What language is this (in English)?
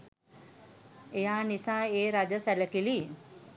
Sinhala